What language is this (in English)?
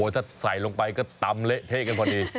Thai